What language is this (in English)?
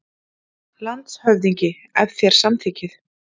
Icelandic